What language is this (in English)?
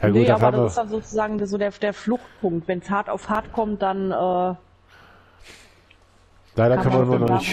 German